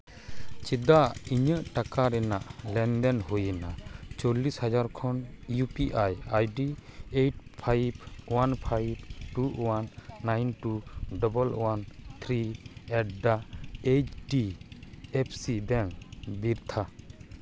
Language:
Santali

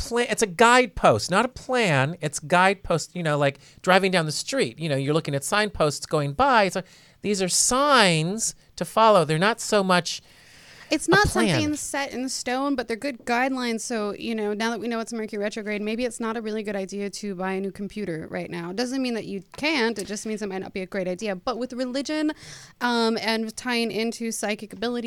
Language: English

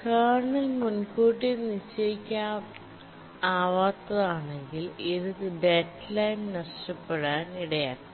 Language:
Malayalam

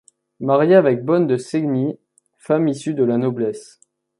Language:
French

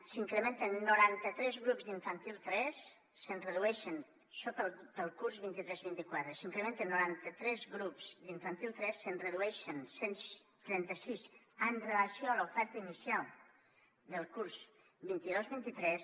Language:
Catalan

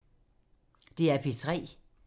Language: Danish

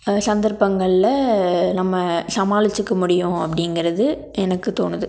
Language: Tamil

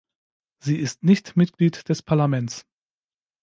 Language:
German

